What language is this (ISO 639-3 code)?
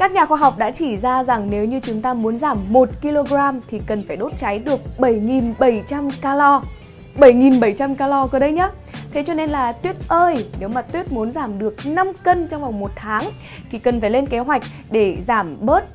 vie